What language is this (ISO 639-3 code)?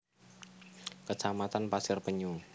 jav